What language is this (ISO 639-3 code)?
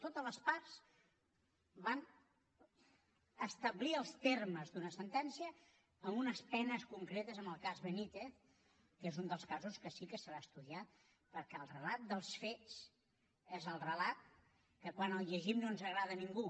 cat